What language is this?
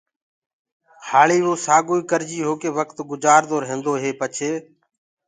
Gurgula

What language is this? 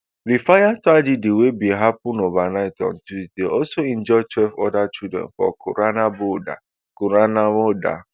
Nigerian Pidgin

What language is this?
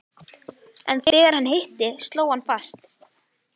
Icelandic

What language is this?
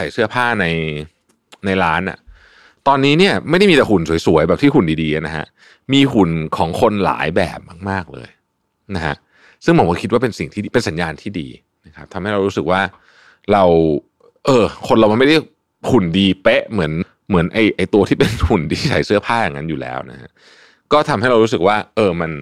Thai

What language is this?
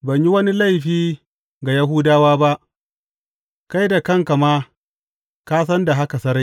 Hausa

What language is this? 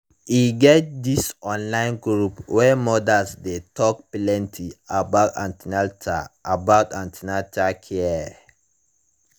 Nigerian Pidgin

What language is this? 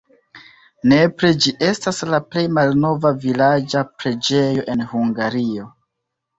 Esperanto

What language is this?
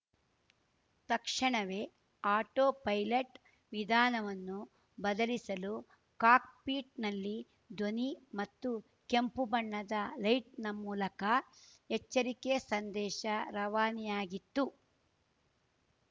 Kannada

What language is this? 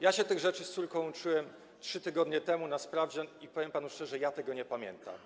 Polish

